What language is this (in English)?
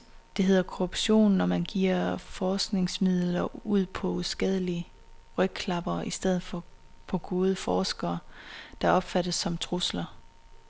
Danish